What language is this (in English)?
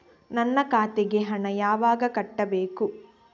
Kannada